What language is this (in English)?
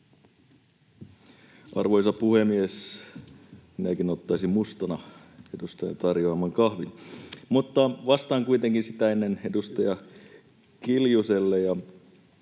Finnish